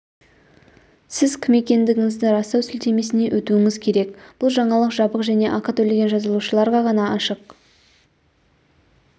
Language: Kazakh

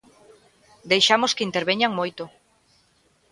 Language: Galician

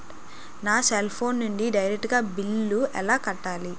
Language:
Telugu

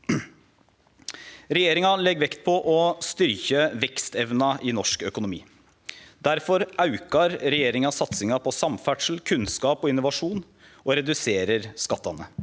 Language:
Norwegian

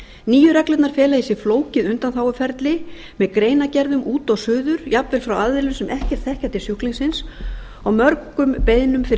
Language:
Icelandic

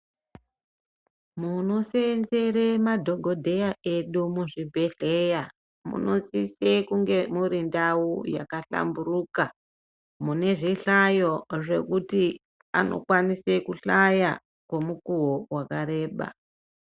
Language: Ndau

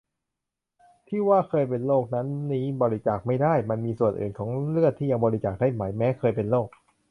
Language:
Thai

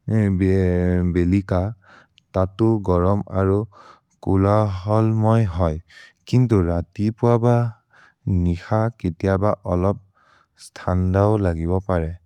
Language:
Maria (India)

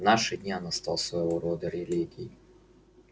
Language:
Russian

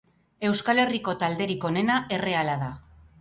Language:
Basque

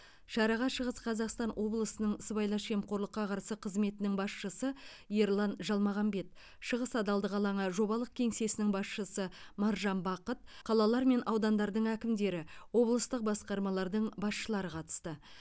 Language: Kazakh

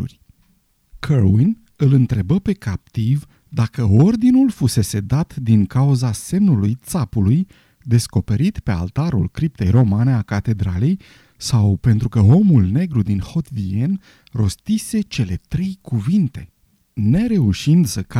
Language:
Romanian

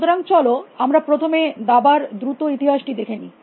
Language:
Bangla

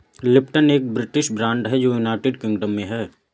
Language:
Hindi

